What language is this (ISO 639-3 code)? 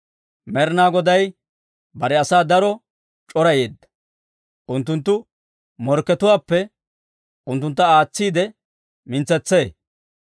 dwr